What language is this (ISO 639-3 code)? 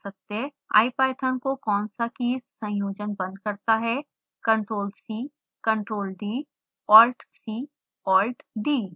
hin